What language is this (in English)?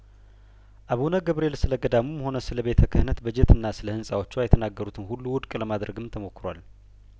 Amharic